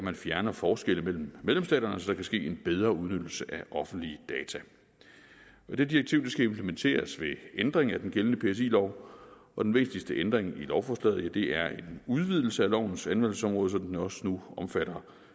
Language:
Danish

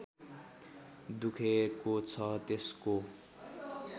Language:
Nepali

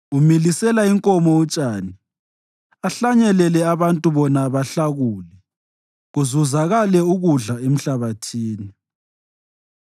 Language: North Ndebele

